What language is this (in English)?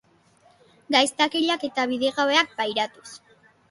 Basque